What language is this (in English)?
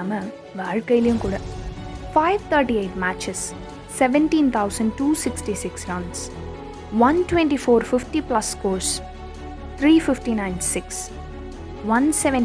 Tamil